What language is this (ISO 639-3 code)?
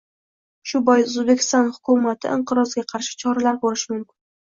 uzb